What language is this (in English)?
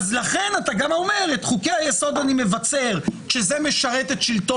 Hebrew